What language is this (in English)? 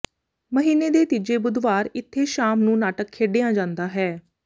Punjabi